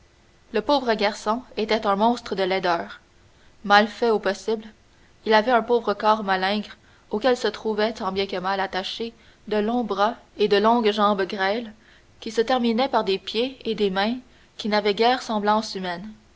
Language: French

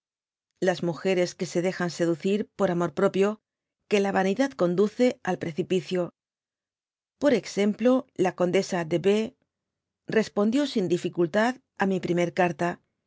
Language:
Spanish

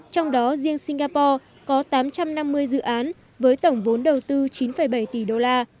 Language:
Vietnamese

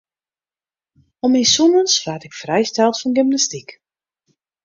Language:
Western Frisian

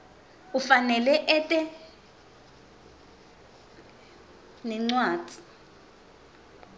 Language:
Swati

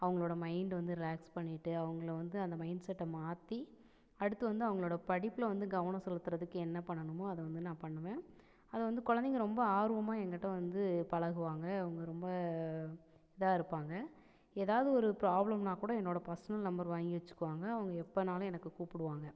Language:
Tamil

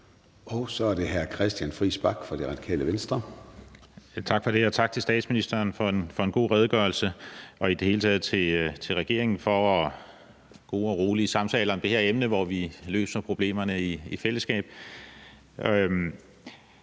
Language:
Danish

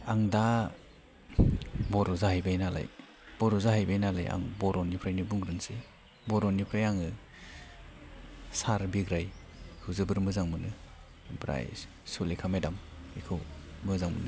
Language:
Bodo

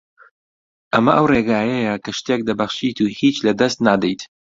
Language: Central Kurdish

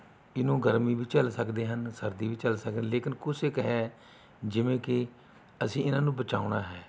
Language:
Punjabi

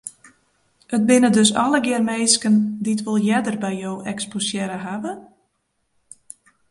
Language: Western Frisian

